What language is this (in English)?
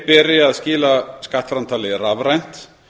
Icelandic